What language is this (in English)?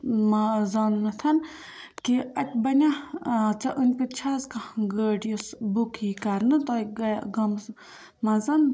Kashmiri